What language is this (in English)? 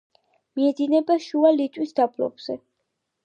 Georgian